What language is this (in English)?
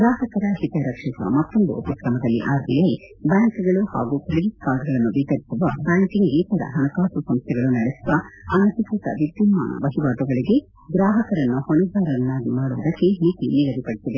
Kannada